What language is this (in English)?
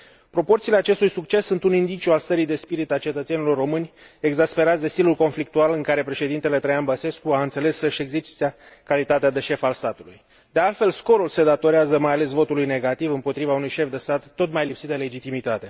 Romanian